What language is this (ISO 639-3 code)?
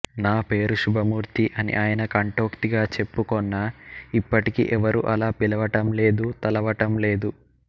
tel